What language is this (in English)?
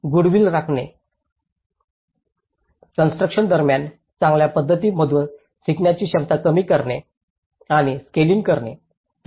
Marathi